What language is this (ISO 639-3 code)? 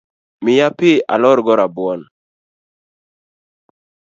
luo